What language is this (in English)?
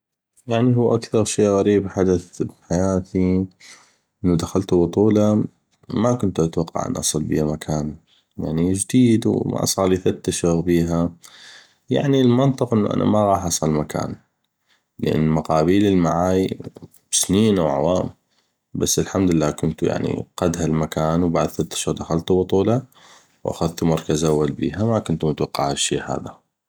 North Mesopotamian Arabic